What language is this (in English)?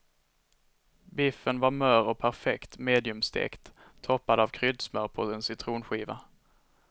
Swedish